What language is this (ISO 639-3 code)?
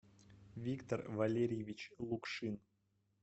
rus